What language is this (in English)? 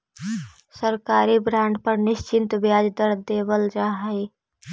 Magahi